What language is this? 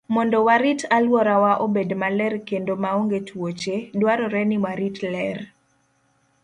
Luo (Kenya and Tanzania)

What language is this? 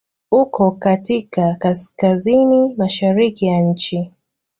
Swahili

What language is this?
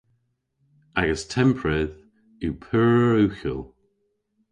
Cornish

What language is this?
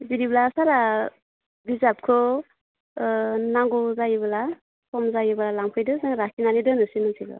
Bodo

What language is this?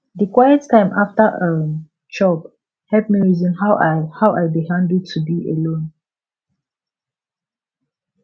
Nigerian Pidgin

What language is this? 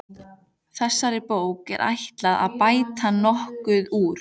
Icelandic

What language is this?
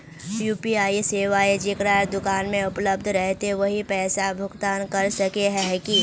Magahi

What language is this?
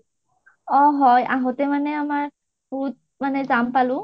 Assamese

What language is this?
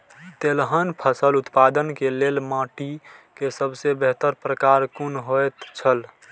Maithili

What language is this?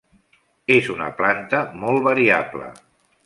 Catalan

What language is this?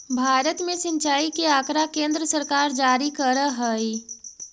Magahi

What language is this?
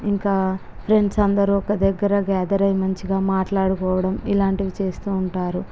Telugu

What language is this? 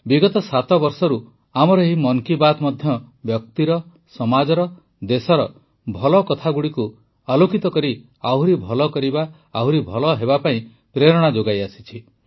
Odia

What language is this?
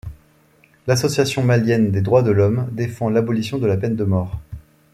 French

